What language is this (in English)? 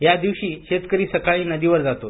Marathi